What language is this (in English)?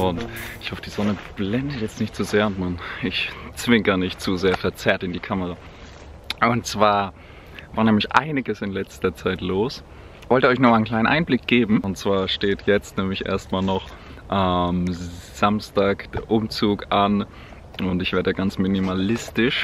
German